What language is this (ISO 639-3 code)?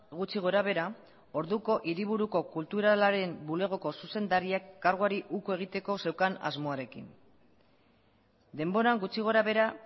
eus